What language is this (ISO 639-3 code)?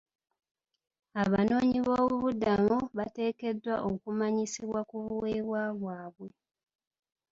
lug